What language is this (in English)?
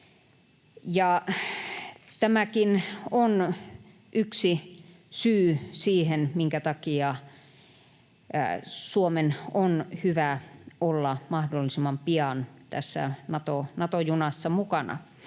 Finnish